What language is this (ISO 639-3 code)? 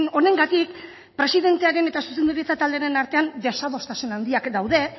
eus